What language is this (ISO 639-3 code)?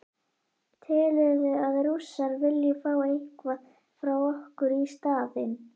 isl